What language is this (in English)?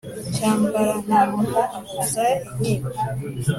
Kinyarwanda